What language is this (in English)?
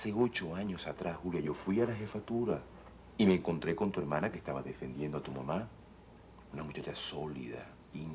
Spanish